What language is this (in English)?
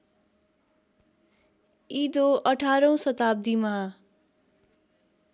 Nepali